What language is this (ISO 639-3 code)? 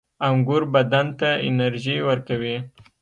pus